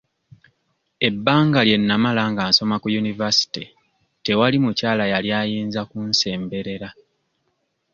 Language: Ganda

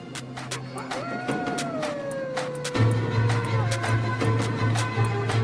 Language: Turkish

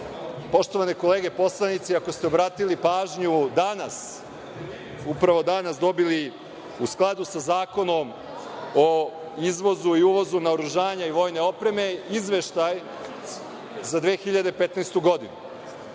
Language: Serbian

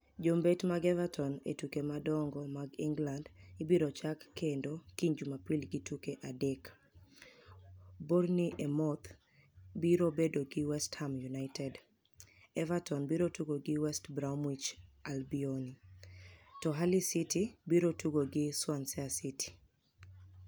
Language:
Luo (Kenya and Tanzania)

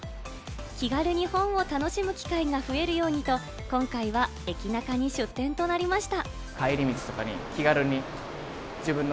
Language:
Japanese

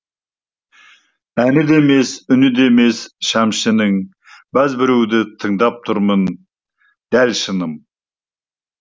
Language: Kazakh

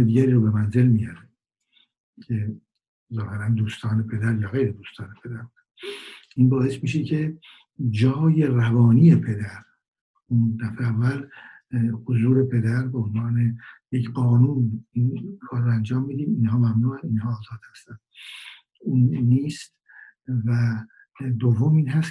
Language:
Persian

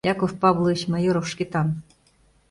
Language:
Mari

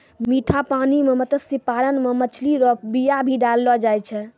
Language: Maithili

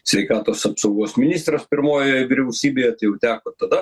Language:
Lithuanian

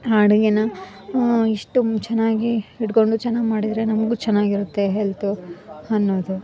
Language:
Kannada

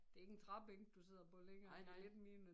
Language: Danish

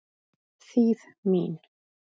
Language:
Icelandic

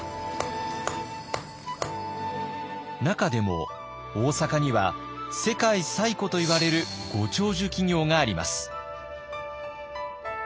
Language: Japanese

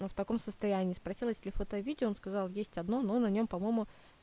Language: Russian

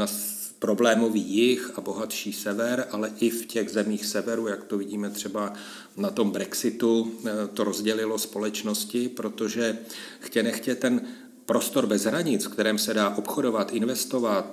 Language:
Czech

